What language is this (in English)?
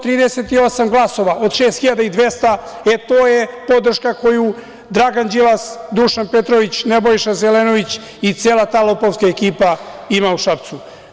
Serbian